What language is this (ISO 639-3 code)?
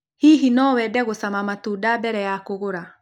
kik